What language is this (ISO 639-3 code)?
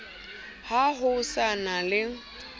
sot